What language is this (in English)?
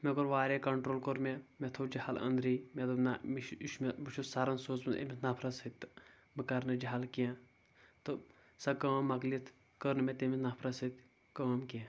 Kashmiri